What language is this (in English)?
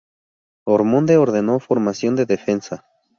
Spanish